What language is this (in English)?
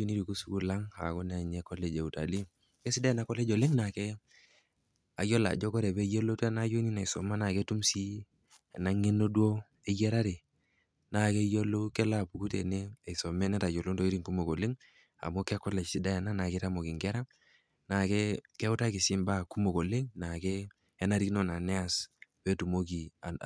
Masai